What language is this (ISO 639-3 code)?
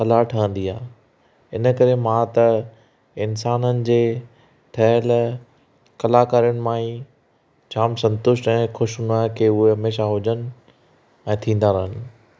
snd